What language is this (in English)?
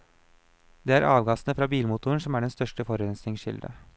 Norwegian